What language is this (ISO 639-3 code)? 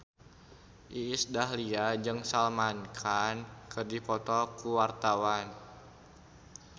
sun